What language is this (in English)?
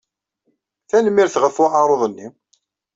Kabyle